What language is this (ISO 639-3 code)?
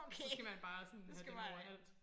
dan